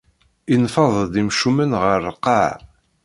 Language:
Kabyle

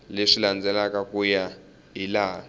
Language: Tsonga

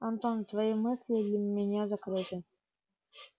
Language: Russian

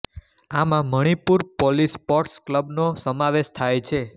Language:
Gujarati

